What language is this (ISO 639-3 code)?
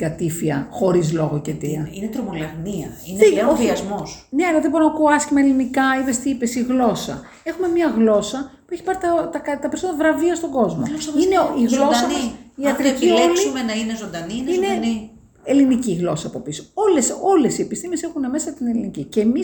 ell